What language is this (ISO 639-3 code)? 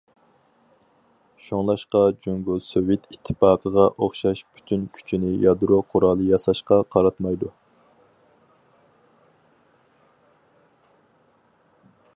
uig